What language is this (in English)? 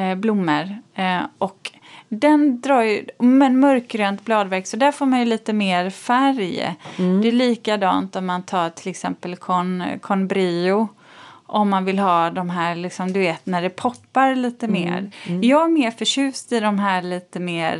Swedish